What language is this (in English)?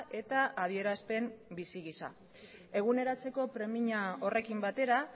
Basque